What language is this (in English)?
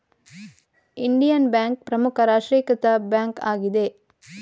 Kannada